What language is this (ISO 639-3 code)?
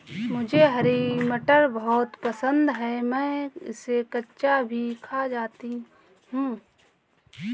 hin